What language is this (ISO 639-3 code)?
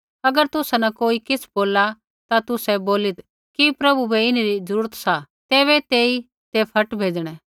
kfx